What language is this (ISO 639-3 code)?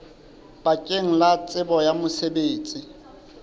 sot